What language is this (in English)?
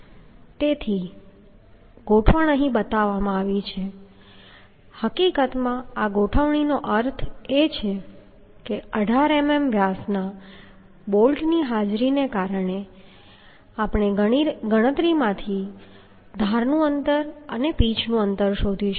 Gujarati